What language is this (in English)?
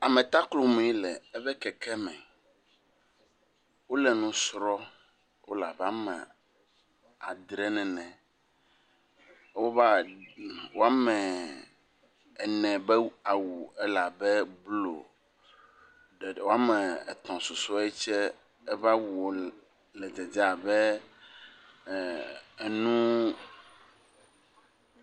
Ewe